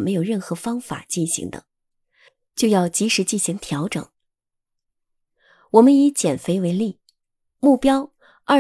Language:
Chinese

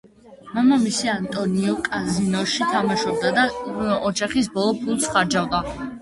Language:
Georgian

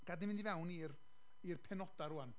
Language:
Welsh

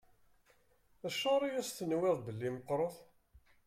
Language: Kabyle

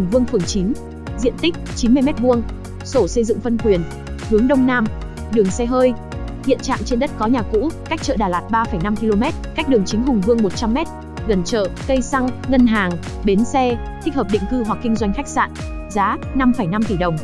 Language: Vietnamese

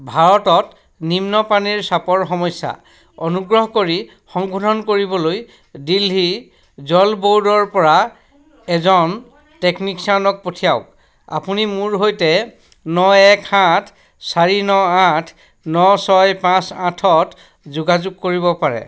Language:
Assamese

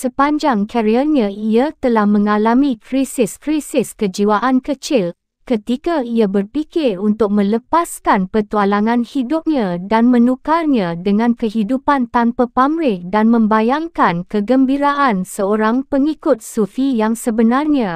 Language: Malay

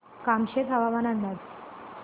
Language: Marathi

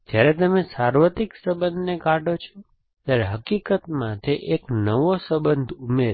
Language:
Gujarati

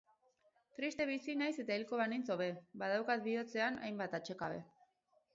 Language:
Basque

